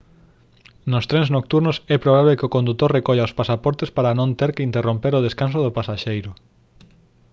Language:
Galician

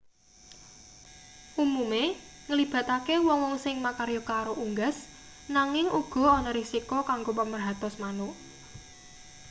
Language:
Javanese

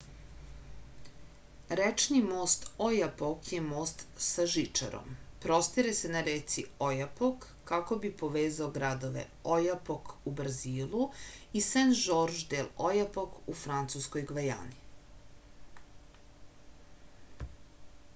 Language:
Serbian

